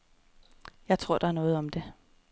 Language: Danish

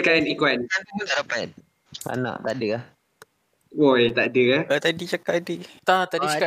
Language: Malay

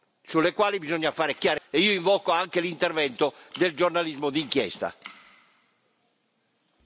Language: Italian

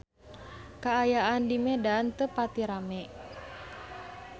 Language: Sundanese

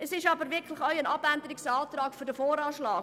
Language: Swiss German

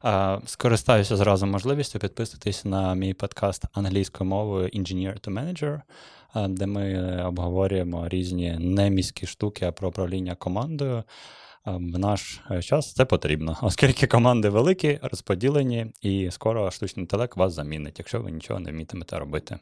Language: Ukrainian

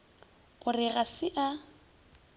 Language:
Northern Sotho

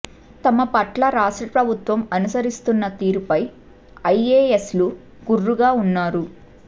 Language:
Telugu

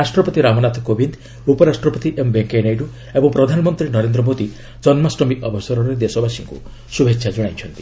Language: Odia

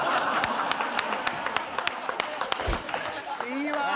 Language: Japanese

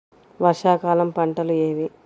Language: Telugu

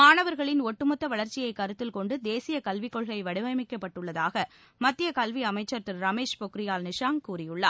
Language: Tamil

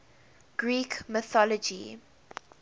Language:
English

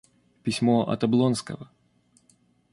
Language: Russian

